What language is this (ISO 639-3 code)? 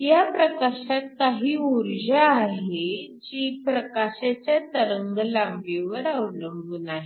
mar